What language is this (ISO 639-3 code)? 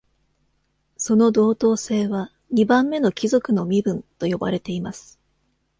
jpn